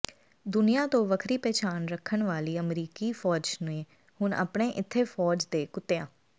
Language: Punjabi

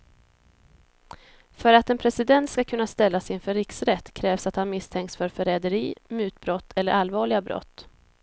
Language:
Swedish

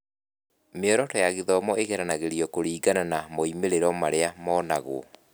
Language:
Kikuyu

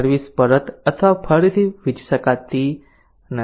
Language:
Gujarati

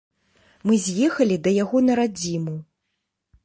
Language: Belarusian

